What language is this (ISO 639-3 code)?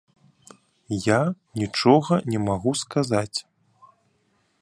bel